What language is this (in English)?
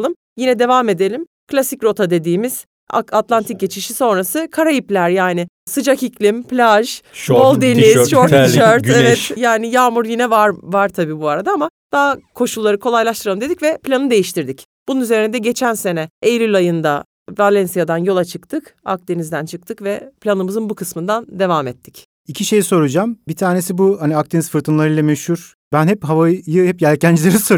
Turkish